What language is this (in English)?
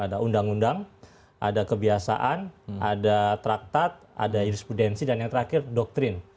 Indonesian